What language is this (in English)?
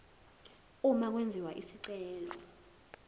Zulu